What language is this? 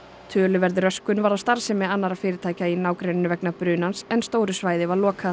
Icelandic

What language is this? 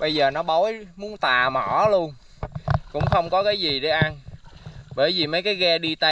Vietnamese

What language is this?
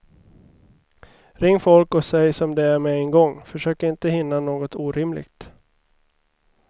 Swedish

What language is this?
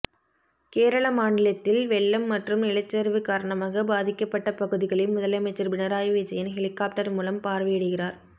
Tamil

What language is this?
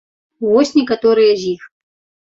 Belarusian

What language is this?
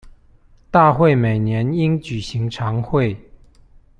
Chinese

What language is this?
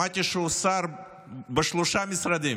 Hebrew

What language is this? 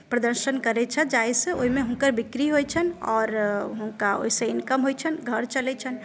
Maithili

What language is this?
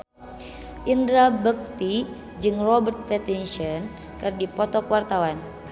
Sundanese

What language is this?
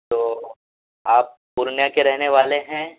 Urdu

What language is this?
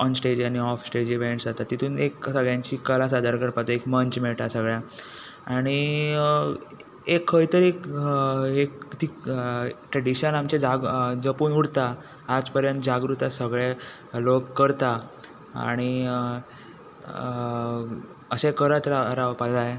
Konkani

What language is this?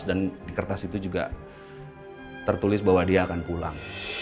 Indonesian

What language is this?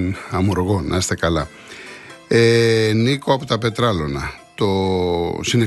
Greek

